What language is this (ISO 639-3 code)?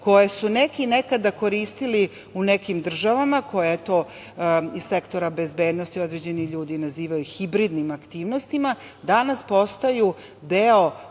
srp